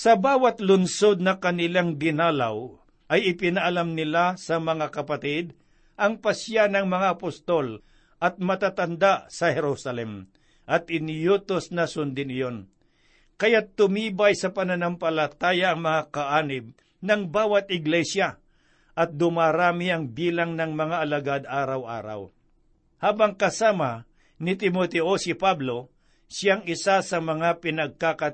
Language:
Filipino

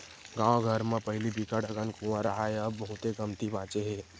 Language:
Chhattisgarhi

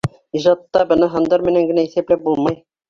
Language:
Bashkir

